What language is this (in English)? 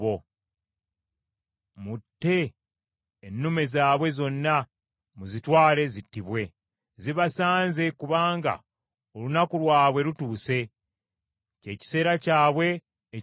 Ganda